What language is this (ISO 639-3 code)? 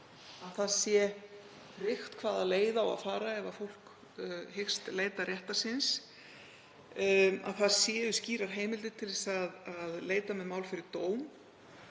isl